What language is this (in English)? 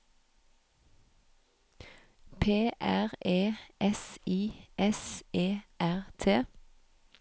Norwegian